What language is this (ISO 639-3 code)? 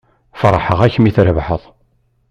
kab